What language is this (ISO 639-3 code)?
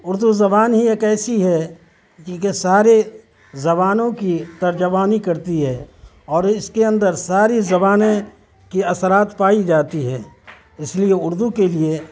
urd